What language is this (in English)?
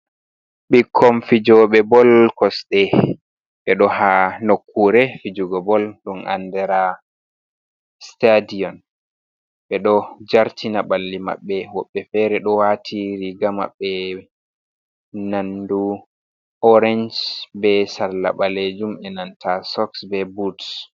Fula